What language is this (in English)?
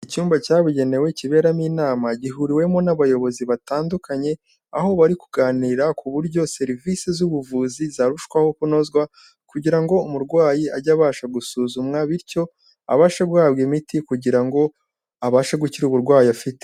Kinyarwanda